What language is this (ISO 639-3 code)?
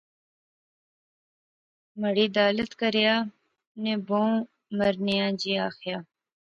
phr